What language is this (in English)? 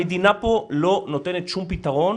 Hebrew